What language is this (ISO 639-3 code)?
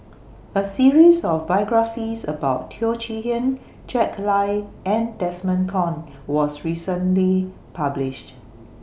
eng